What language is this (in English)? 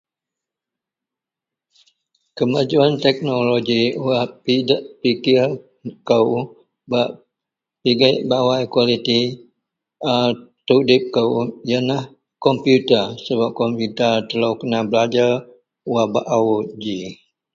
Central Melanau